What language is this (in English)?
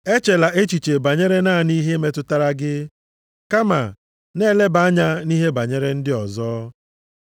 Igbo